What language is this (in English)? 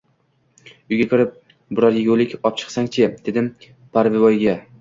Uzbek